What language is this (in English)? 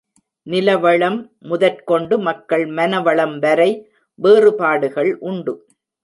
Tamil